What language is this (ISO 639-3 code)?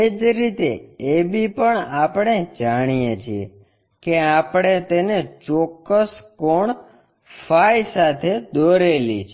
guj